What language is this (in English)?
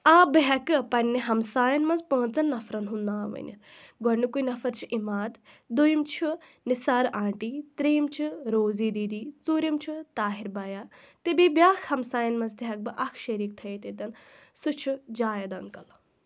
Kashmiri